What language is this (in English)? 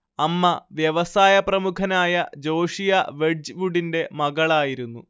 Malayalam